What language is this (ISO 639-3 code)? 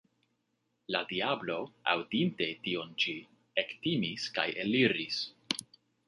epo